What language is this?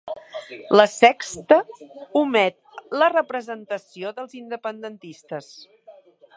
Catalan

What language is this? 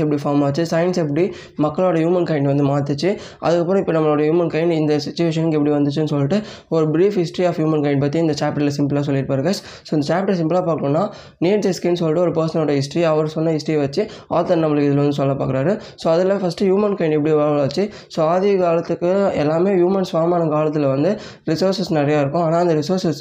Tamil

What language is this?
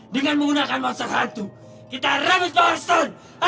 Indonesian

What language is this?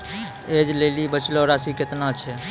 Maithili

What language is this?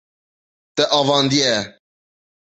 Kurdish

